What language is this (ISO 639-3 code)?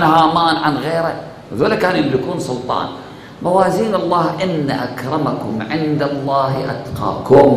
ara